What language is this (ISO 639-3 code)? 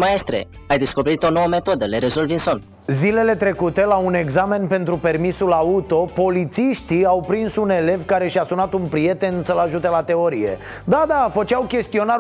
ron